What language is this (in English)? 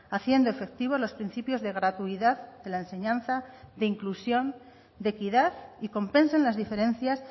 Spanish